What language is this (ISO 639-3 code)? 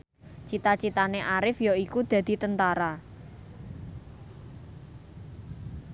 jav